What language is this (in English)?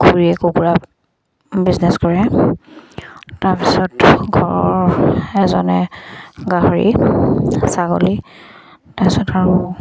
Assamese